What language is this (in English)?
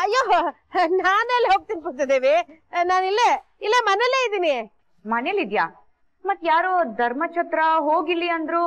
Kannada